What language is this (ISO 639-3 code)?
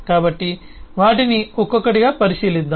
tel